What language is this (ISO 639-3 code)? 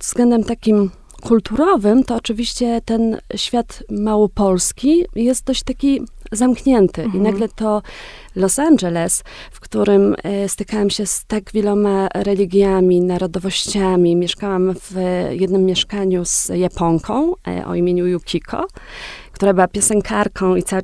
pol